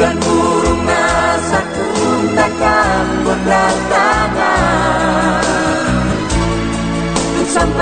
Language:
Indonesian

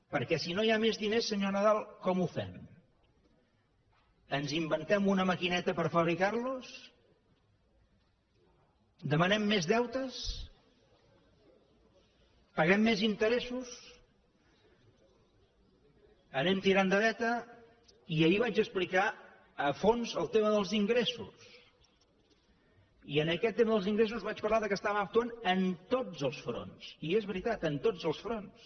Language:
Catalan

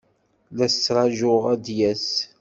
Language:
Kabyle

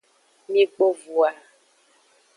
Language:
Aja (Benin)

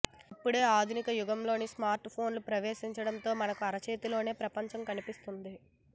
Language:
Telugu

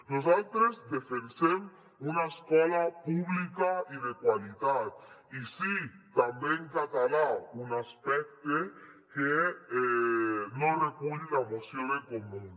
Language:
Catalan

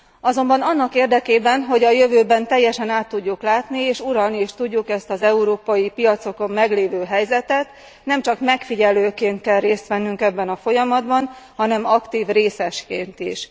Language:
Hungarian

